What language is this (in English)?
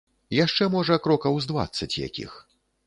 Belarusian